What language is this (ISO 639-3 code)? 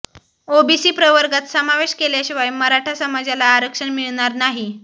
mar